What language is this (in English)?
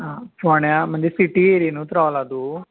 Konkani